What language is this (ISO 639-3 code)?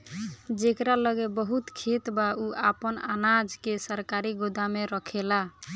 bho